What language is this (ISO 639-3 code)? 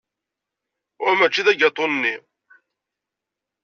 kab